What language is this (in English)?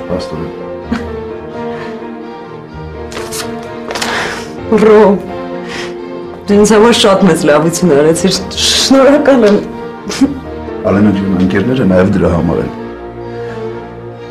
Romanian